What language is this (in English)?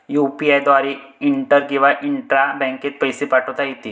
Marathi